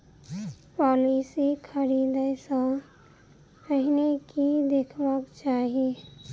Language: Maithili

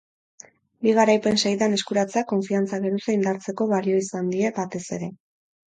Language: Basque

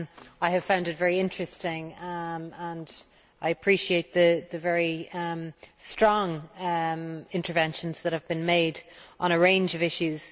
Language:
English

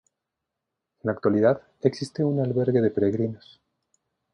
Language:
Spanish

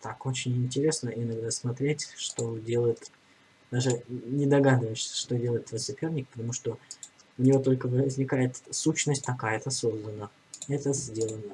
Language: Russian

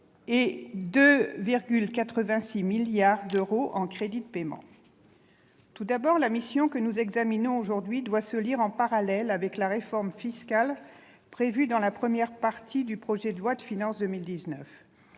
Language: French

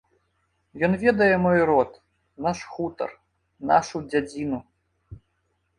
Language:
Belarusian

